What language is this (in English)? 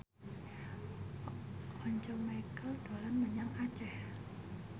Javanese